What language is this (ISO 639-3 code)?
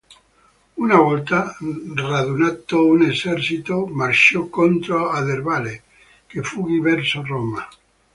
ita